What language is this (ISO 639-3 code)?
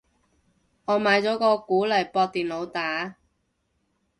yue